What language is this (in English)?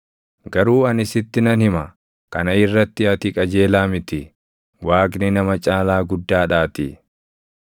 Oromo